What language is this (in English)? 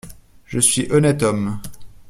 French